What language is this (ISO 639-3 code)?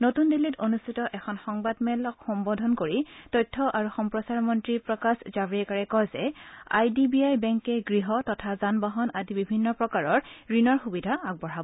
asm